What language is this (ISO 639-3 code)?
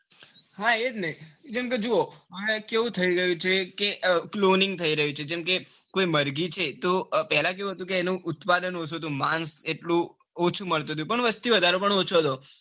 guj